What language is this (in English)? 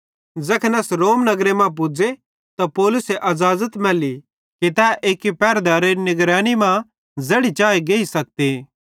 Bhadrawahi